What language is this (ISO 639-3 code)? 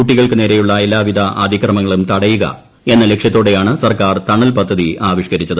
mal